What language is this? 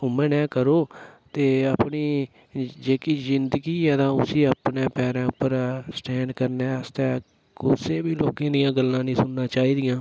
Dogri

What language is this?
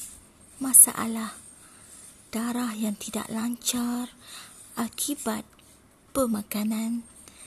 Malay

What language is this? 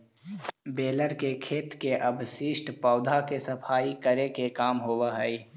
Magahi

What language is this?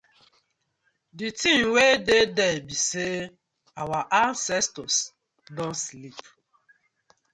Nigerian Pidgin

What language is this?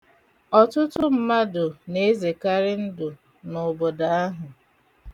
Igbo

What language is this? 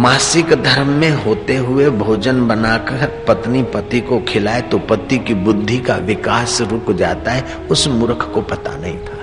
Hindi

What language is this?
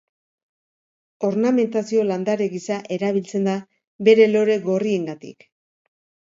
Basque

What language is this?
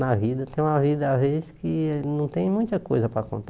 Portuguese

